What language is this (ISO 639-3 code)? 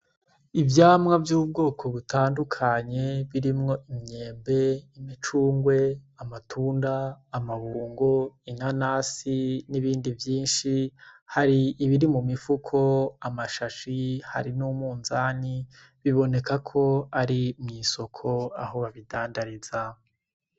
run